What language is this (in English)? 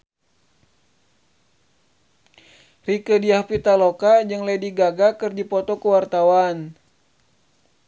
Sundanese